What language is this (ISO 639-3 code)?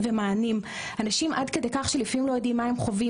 heb